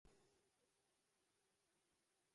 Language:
Uzbek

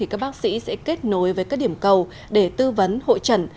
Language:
Vietnamese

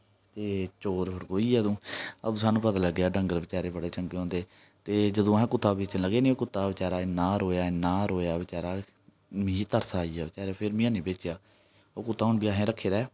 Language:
Dogri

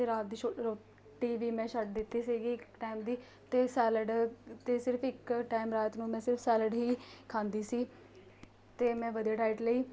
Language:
Punjabi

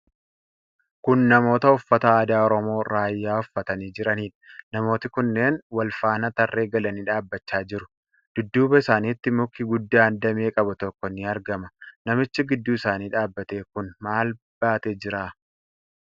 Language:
Oromo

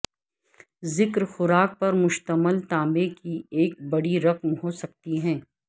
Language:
Urdu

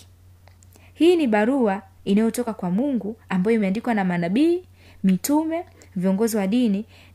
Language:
Swahili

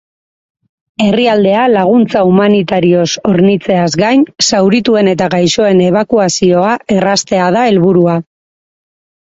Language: Basque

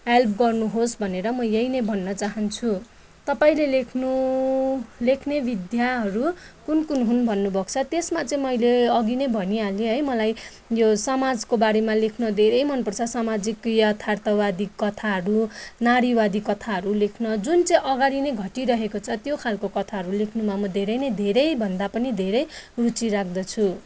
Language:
Nepali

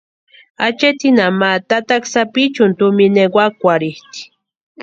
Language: Western Highland Purepecha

